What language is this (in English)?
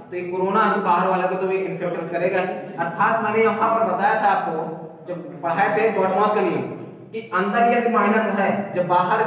Hindi